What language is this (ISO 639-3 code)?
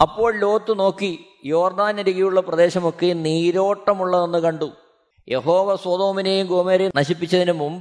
mal